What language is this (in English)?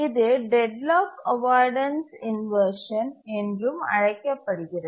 Tamil